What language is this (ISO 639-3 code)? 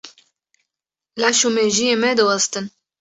kur